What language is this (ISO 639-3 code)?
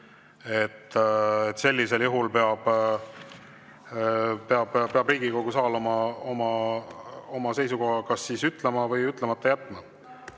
est